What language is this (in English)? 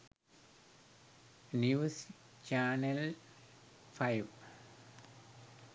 Sinhala